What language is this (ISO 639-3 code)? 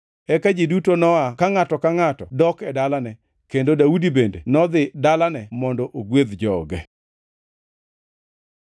luo